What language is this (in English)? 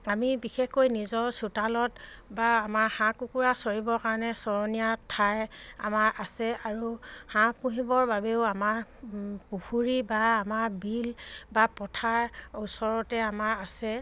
Assamese